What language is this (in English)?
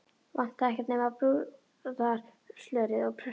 Icelandic